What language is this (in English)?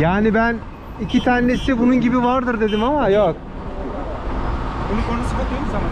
Turkish